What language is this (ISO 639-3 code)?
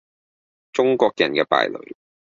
yue